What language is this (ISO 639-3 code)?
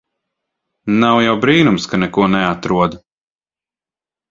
lav